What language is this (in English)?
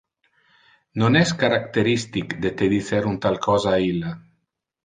Interlingua